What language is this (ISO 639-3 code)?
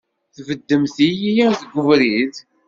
kab